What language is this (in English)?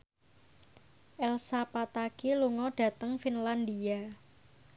Javanese